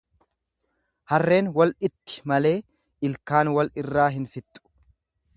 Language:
Oromo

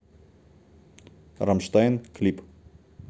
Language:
Russian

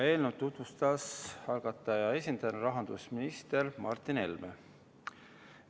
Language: Estonian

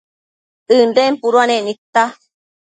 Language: Matsés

